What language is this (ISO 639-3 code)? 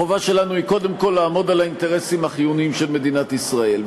heb